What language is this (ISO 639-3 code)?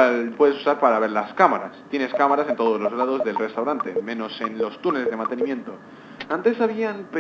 spa